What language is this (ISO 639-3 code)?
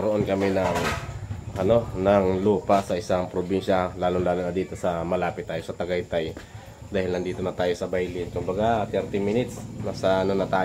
fil